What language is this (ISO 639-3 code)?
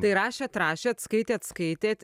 lit